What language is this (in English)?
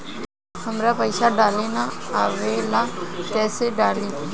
Bhojpuri